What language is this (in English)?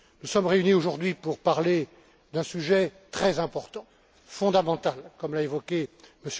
French